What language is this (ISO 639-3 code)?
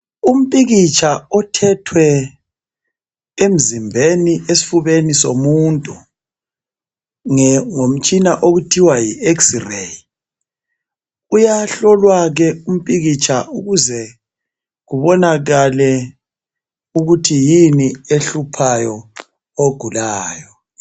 nde